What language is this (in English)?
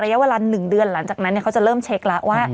Thai